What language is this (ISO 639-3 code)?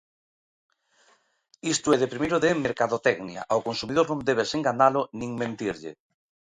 glg